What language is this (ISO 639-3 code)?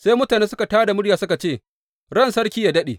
hau